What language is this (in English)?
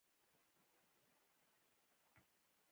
Pashto